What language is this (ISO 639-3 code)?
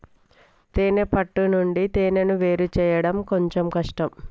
tel